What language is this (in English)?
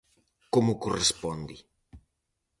Galician